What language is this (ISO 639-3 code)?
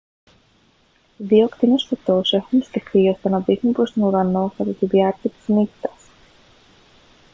ell